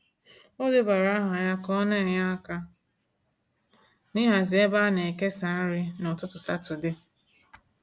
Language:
Igbo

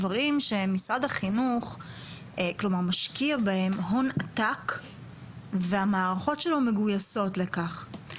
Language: Hebrew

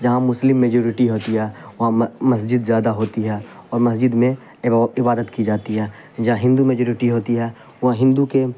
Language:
Urdu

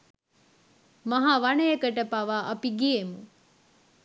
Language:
Sinhala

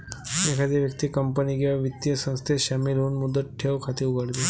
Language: Marathi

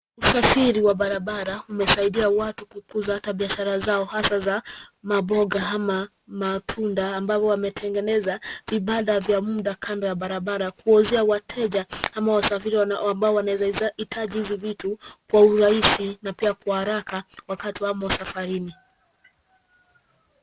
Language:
Swahili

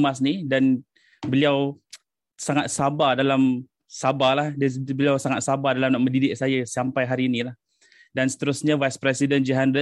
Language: Malay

